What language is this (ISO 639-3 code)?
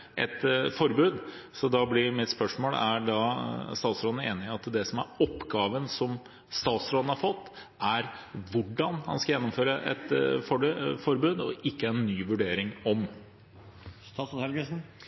nob